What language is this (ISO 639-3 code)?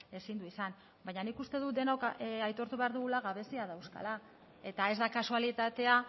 eus